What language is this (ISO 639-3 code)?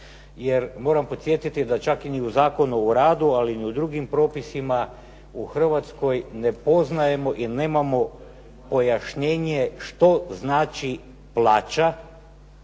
hrv